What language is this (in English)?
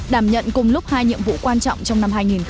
Vietnamese